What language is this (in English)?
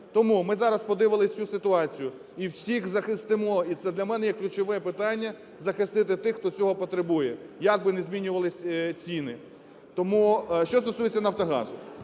Ukrainian